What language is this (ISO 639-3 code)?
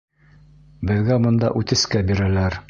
bak